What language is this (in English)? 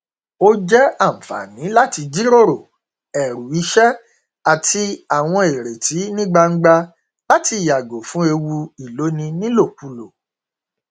Yoruba